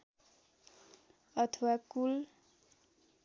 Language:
Nepali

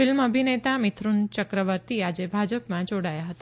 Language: Gujarati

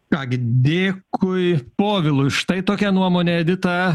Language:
Lithuanian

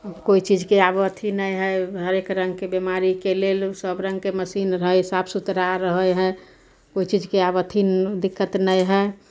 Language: Maithili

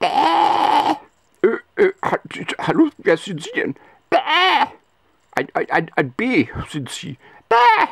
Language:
German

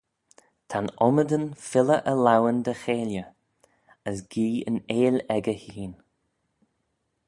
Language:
Manx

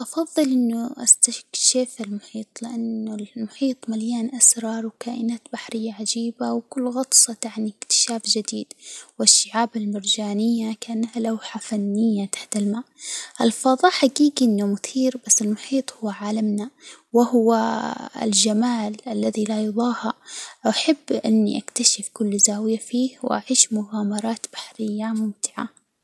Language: Hijazi Arabic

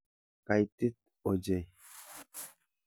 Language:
Kalenjin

